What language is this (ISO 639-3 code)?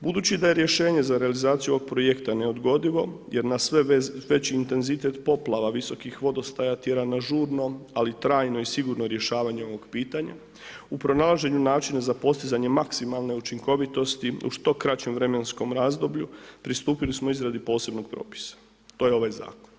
hrv